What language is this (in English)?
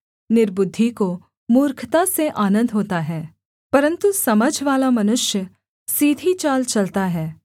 Hindi